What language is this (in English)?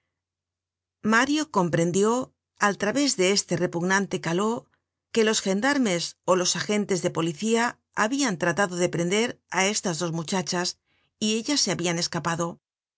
Spanish